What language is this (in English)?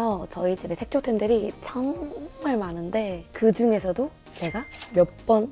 Korean